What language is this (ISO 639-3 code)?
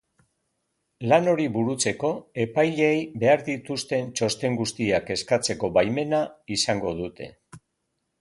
eus